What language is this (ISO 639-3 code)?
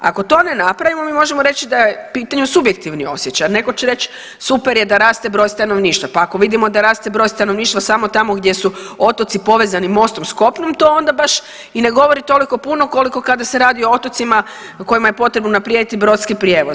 hrv